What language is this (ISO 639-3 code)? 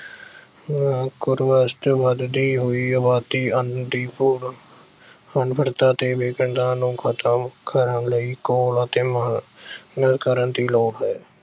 pan